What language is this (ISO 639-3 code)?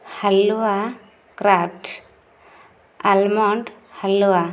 ori